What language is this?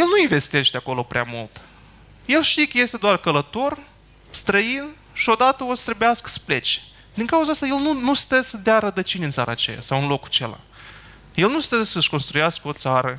Romanian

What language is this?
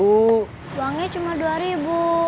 Indonesian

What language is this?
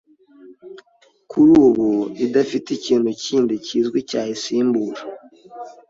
Kinyarwanda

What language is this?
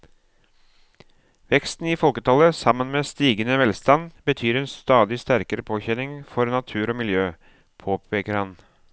Norwegian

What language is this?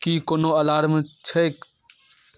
Maithili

